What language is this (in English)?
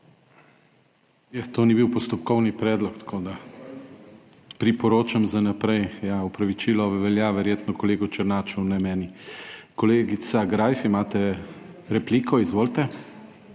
Slovenian